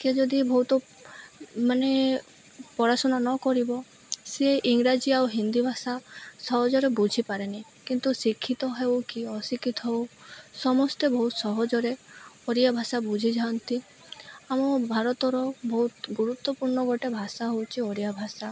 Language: Odia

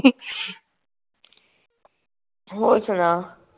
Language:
Punjabi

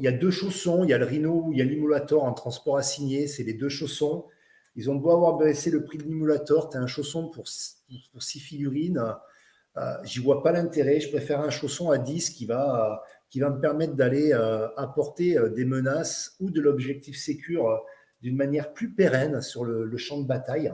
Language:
French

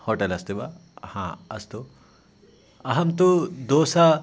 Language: Sanskrit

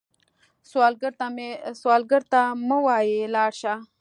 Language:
Pashto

